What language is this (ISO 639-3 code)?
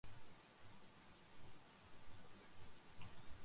fry